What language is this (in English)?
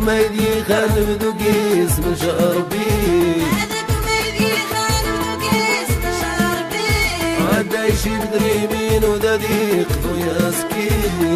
Arabic